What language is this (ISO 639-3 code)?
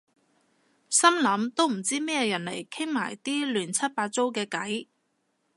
yue